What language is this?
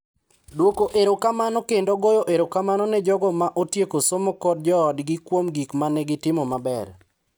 Luo (Kenya and Tanzania)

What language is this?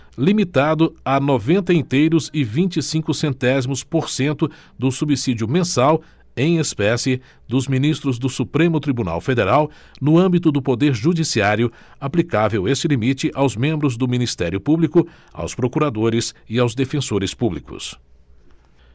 Portuguese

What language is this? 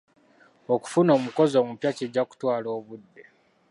Ganda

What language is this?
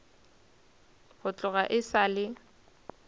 Northern Sotho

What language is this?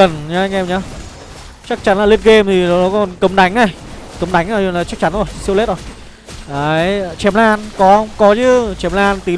Vietnamese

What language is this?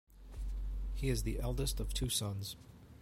English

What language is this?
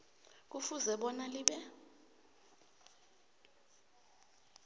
South Ndebele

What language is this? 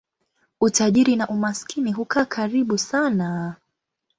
Swahili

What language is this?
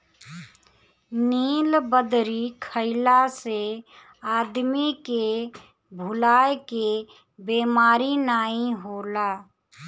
Bhojpuri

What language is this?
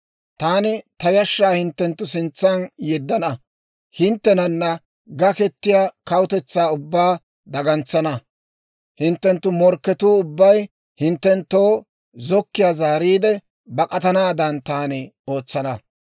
Dawro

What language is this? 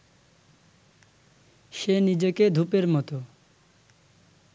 Bangla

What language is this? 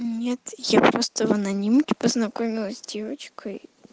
Russian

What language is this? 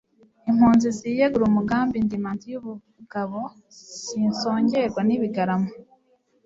Kinyarwanda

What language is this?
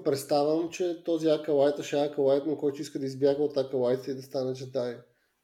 Bulgarian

